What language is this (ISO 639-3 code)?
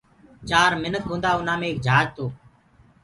ggg